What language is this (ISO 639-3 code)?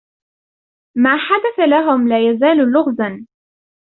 ara